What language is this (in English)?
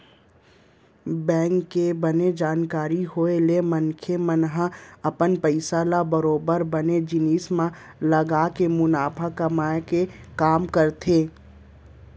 Chhattisgarhi